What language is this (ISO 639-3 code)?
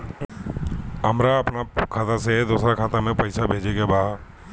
bho